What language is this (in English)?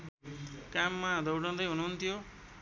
Nepali